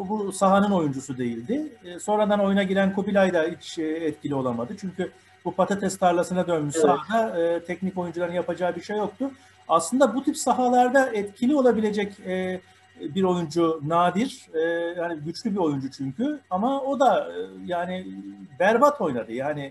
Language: Turkish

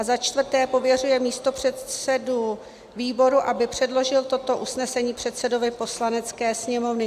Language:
Czech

